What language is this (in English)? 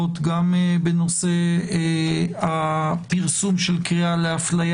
Hebrew